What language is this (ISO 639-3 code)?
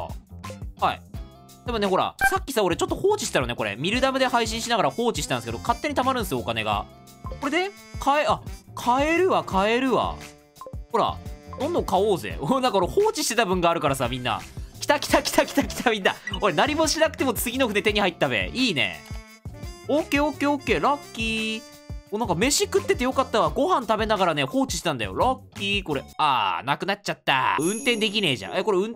jpn